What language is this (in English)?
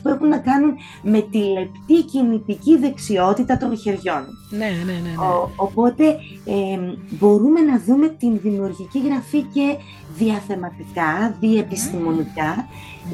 Greek